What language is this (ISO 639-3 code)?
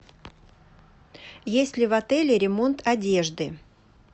rus